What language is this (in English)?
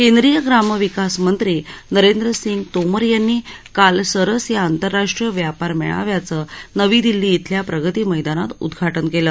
Marathi